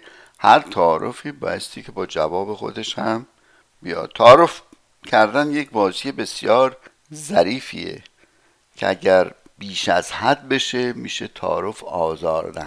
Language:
Persian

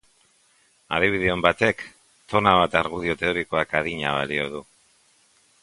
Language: Basque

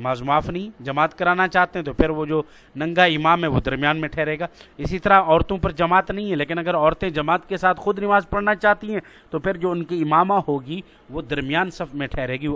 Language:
Urdu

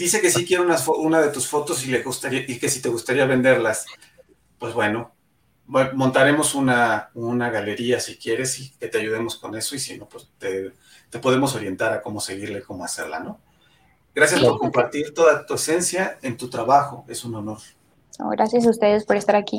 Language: Spanish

